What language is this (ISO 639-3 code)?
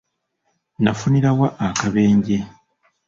lug